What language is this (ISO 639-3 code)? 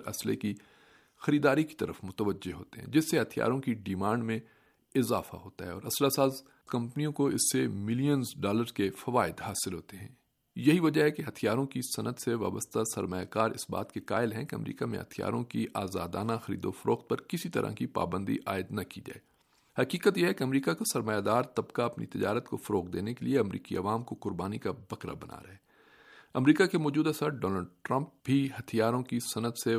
urd